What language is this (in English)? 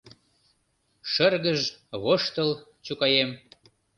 Mari